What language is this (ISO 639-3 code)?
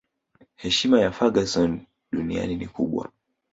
swa